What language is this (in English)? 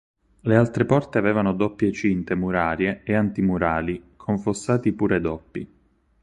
Italian